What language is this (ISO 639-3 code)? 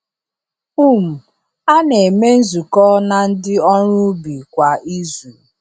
ibo